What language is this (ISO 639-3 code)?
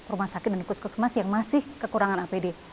ind